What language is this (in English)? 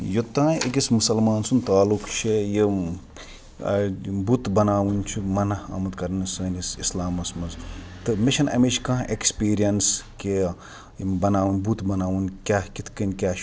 Kashmiri